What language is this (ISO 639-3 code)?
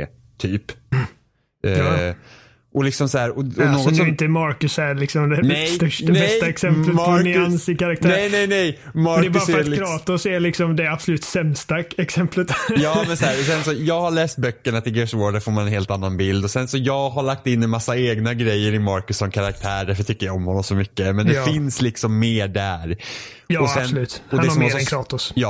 swe